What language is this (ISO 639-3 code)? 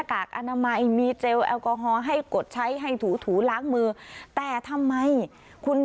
tha